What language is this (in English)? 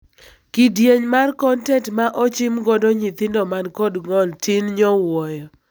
Luo (Kenya and Tanzania)